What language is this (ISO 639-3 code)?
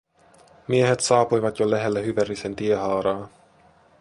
fin